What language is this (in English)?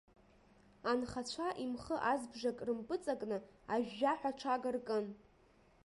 Abkhazian